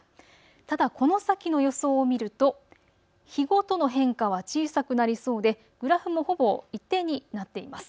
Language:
Japanese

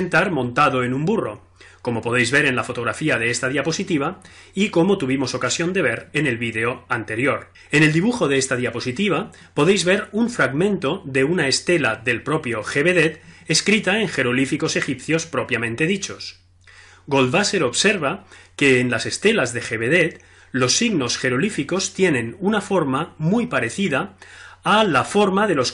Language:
Spanish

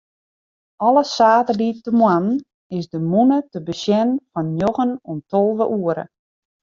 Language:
Western Frisian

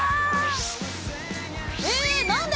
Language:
Japanese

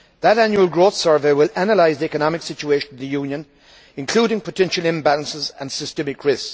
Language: English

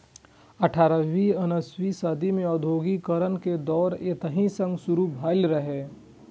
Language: Maithili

